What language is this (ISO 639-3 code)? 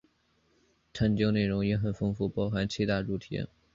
zho